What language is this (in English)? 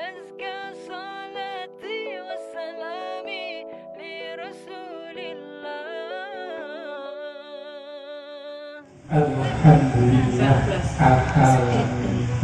Arabic